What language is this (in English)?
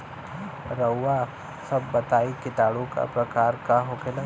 Bhojpuri